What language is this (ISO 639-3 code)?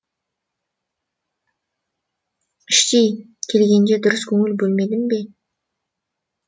kaz